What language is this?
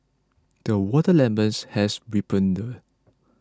English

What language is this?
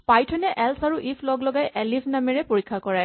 Assamese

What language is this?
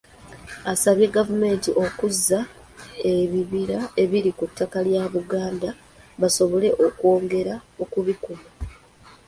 Ganda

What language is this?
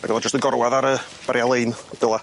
Welsh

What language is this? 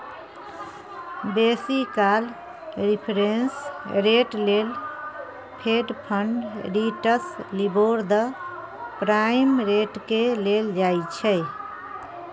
Maithili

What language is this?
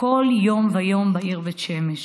Hebrew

